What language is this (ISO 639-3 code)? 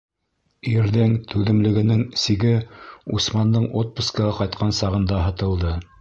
bak